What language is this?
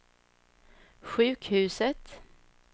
Swedish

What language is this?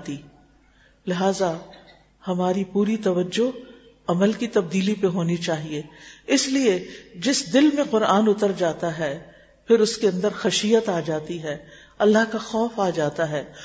Urdu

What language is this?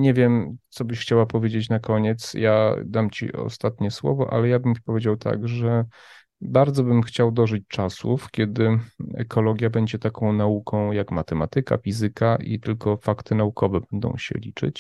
Polish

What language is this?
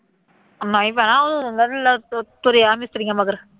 Punjabi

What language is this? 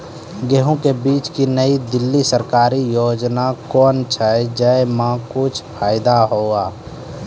Maithili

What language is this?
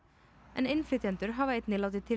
Icelandic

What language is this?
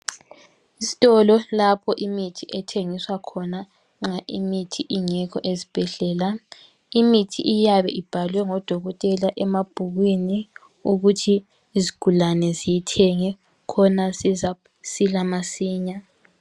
North Ndebele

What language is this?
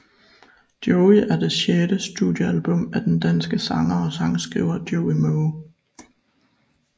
Danish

